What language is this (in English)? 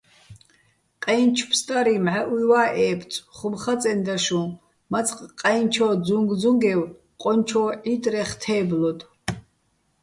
Bats